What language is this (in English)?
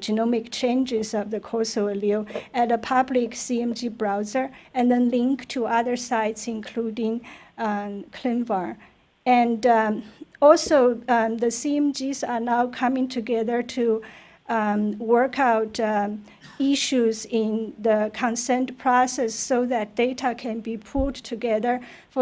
English